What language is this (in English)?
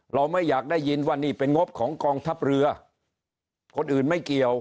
Thai